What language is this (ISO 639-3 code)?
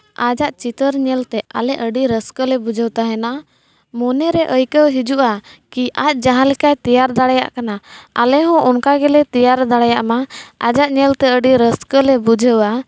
sat